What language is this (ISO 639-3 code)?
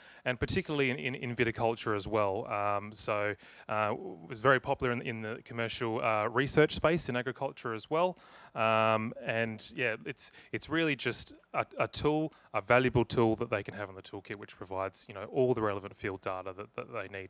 eng